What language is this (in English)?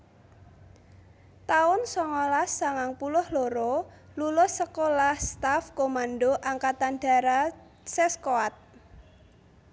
Javanese